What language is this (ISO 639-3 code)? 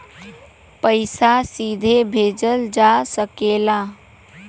bho